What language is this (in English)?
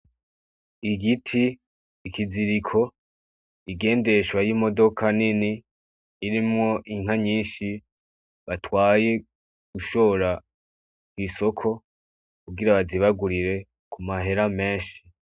Rundi